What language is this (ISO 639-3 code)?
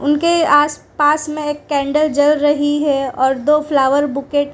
hin